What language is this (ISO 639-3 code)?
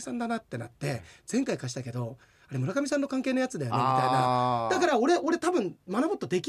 jpn